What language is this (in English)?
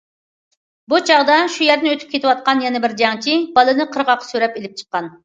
Uyghur